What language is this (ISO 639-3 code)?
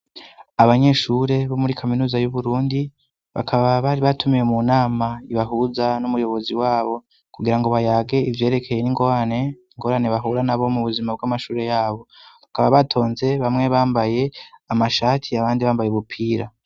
run